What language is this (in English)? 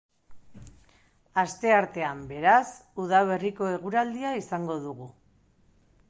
Basque